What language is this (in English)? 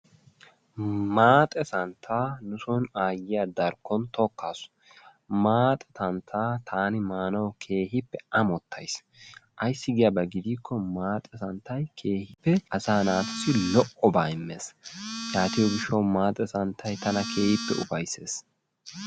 Wolaytta